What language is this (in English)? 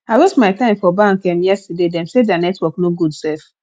Nigerian Pidgin